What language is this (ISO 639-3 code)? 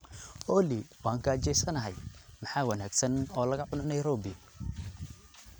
som